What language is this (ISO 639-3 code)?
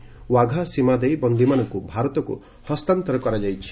ori